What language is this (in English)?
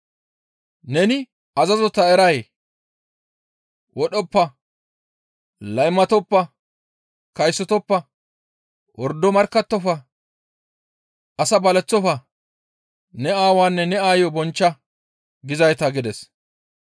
Gamo